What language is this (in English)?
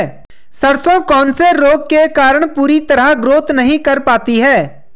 Hindi